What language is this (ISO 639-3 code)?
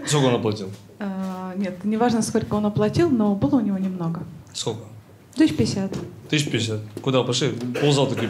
rus